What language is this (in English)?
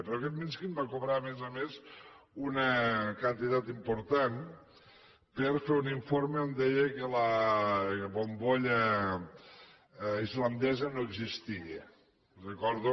Catalan